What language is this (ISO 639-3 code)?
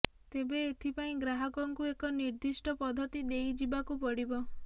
ori